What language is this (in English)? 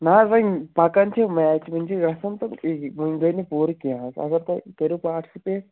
Kashmiri